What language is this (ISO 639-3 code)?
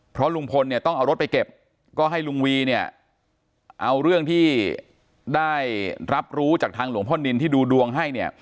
tha